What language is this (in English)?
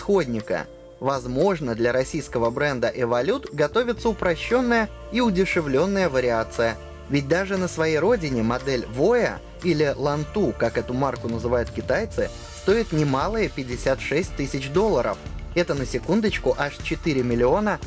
Russian